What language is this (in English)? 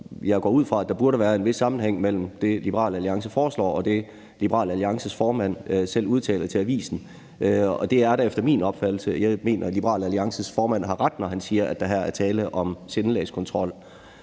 Danish